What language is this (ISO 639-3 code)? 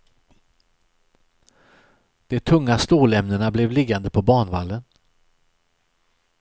swe